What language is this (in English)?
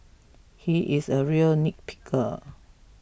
English